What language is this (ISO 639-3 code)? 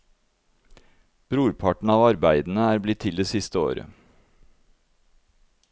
nor